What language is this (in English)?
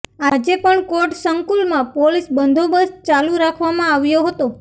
Gujarati